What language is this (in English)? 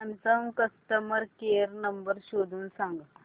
Marathi